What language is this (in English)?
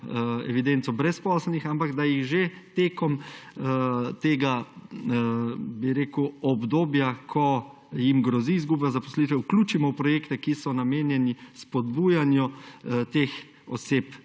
Slovenian